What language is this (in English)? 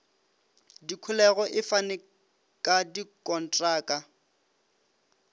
Northern Sotho